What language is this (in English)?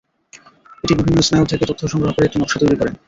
Bangla